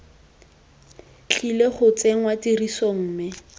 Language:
Tswana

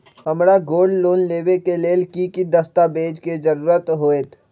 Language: Magahi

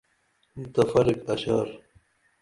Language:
Dameli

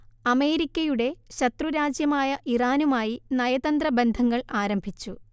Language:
Malayalam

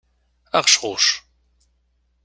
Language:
Kabyle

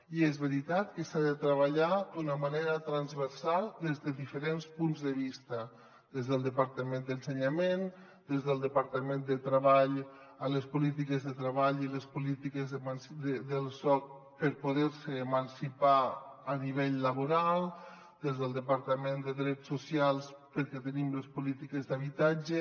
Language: Catalan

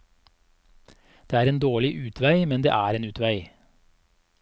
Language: Norwegian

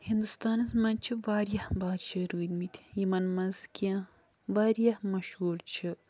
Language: Kashmiri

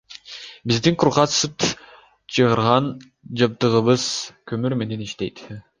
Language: Kyrgyz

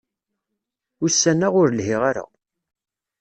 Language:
Kabyle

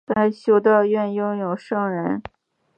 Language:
Chinese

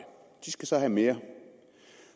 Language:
Danish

